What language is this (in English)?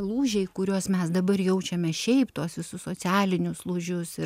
Lithuanian